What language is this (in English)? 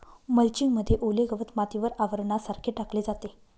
Marathi